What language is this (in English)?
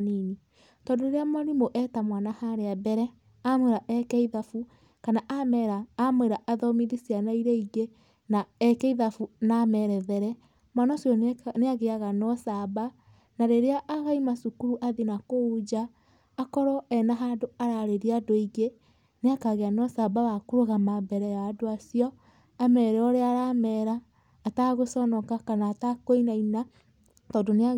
Kikuyu